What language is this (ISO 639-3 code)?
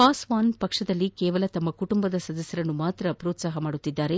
kan